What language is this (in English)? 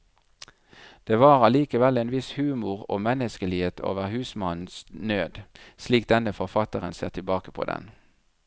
Norwegian